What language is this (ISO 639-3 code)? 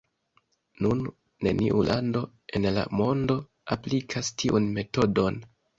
epo